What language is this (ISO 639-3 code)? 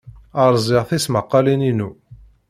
kab